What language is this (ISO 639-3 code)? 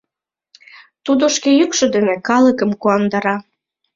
chm